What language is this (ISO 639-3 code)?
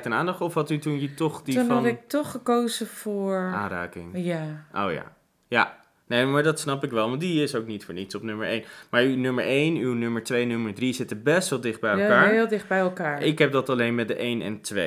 nld